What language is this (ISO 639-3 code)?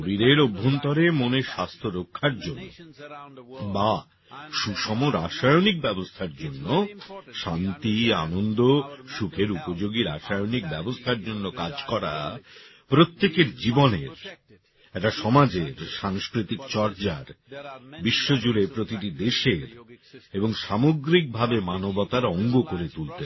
ben